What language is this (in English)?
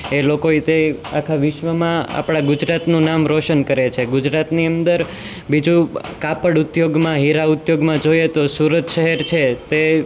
Gujarati